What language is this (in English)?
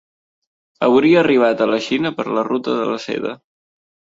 Catalan